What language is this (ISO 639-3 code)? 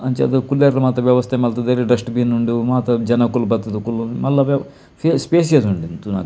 tcy